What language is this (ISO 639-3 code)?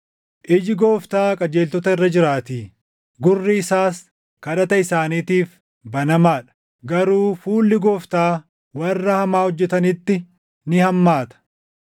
orm